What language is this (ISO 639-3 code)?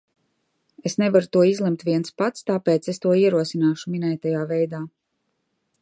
lav